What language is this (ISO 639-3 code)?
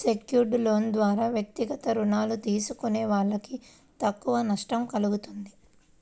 tel